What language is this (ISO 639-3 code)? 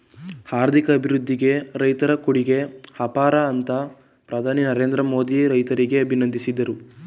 kan